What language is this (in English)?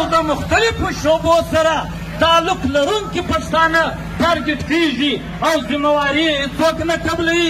Arabic